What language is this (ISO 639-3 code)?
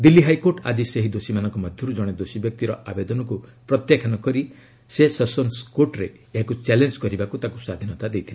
ori